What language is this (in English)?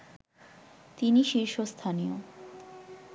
Bangla